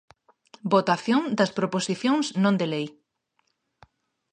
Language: Galician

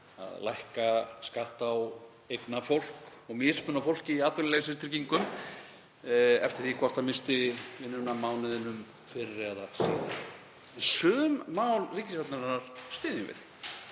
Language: Icelandic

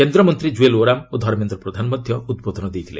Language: Odia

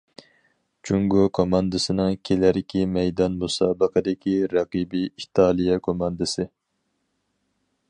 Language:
Uyghur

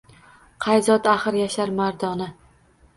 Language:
Uzbek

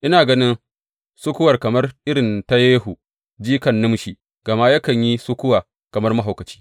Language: Hausa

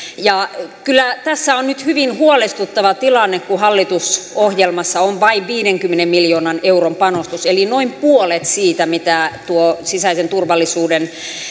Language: Finnish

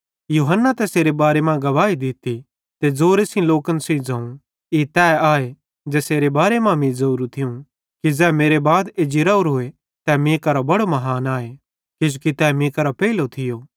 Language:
Bhadrawahi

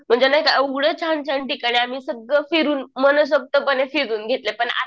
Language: Marathi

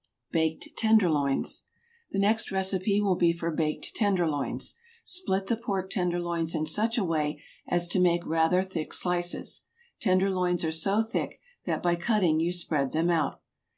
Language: English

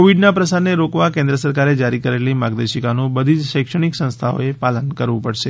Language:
Gujarati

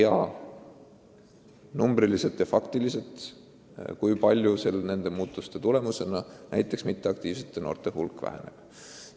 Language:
Estonian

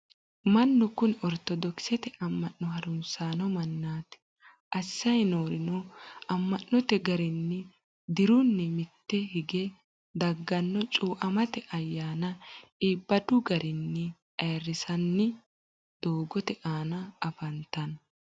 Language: Sidamo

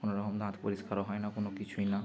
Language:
Bangla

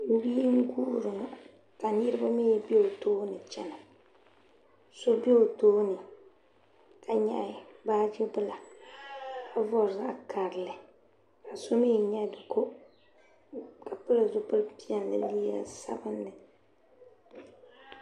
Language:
Dagbani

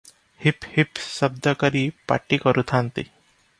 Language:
Odia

